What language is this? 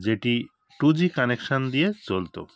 Bangla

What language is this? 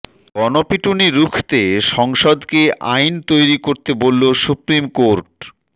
Bangla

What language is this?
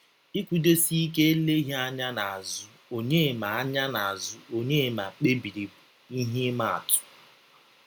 Igbo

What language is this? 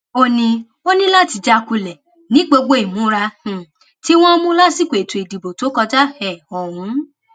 Yoruba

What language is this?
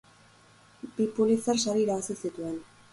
Basque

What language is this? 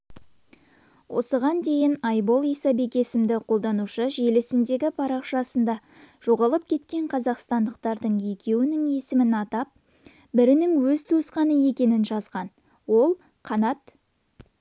Kazakh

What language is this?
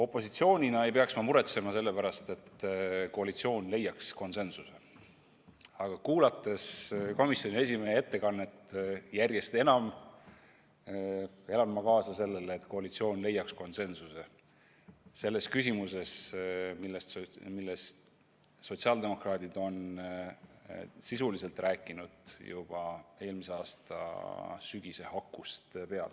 Estonian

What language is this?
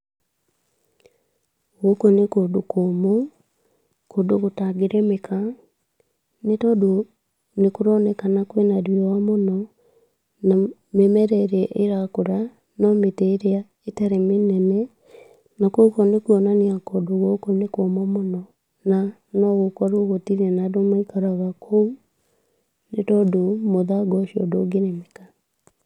Kikuyu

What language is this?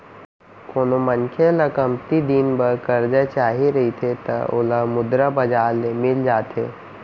Chhattisgarhi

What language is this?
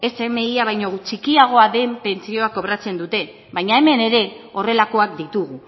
Basque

